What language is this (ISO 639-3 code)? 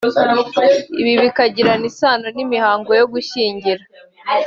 kin